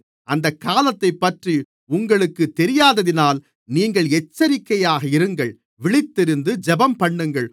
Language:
Tamil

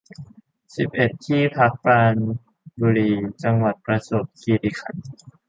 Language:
Thai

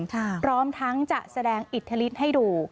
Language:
Thai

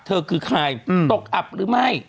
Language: Thai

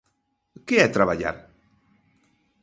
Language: Galician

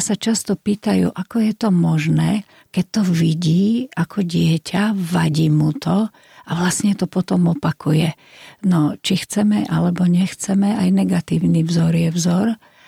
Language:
Slovak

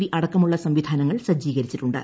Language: Malayalam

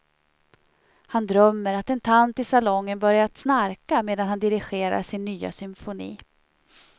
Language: Swedish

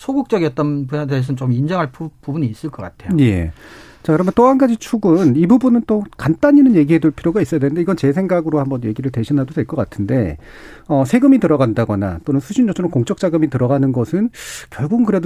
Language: Korean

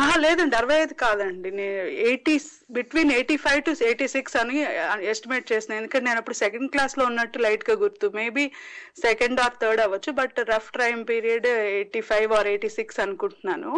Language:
Telugu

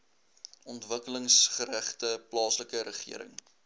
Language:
Afrikaans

